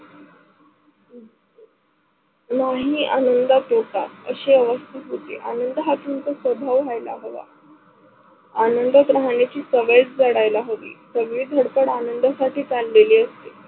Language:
Marathi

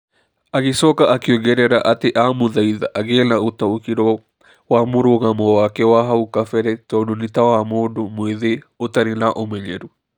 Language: Kikuyu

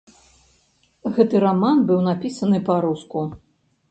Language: Belarusian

